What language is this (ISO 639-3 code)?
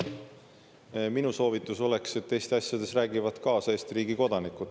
est